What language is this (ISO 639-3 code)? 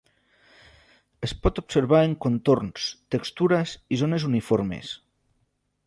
cat